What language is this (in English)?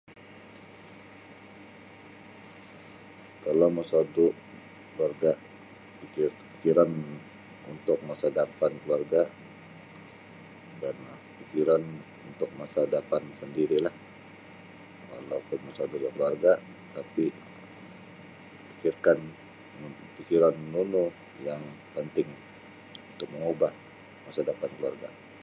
Sabah Bisaya